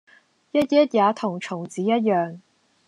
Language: Cantonese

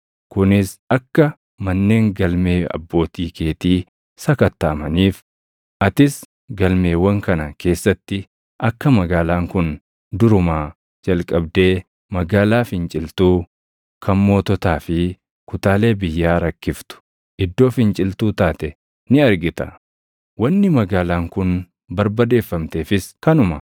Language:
Oromo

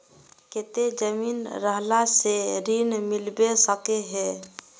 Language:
Magahi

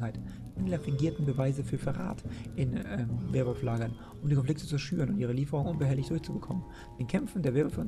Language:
German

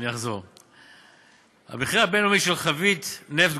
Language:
Hebrew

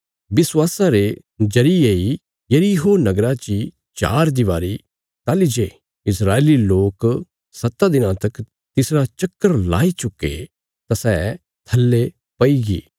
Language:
Bilaspuri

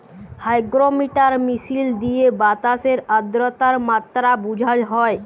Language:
Bangla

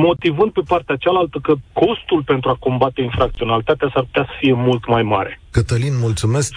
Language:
Romanian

